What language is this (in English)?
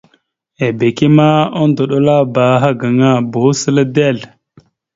Mada (Cameroon)